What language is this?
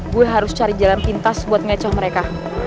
Indonesian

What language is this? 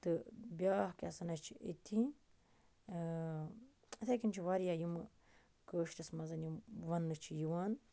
Kashmiri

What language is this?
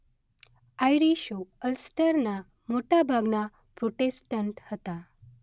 Gujarati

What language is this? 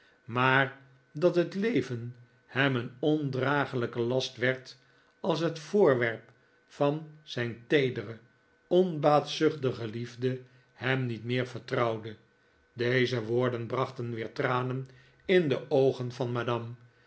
Dutch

